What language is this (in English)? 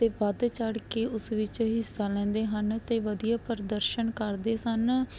Punjabi